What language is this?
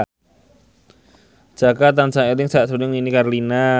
Javanese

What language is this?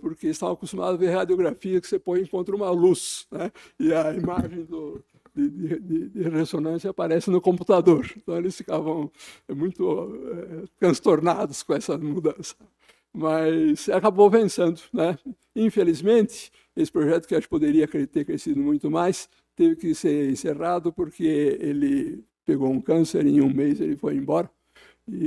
Portuguese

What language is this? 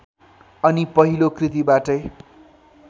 Nepali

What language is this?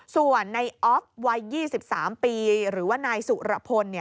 Thai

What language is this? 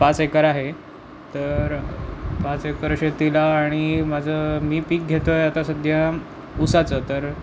Marathi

